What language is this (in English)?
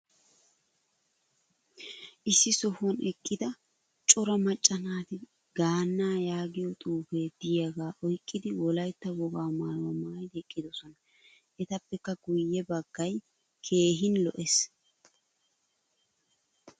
Wolaytta